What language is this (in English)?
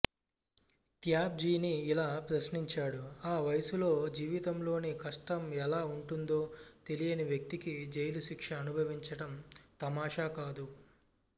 Telugu